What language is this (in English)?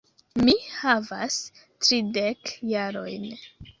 Esperanto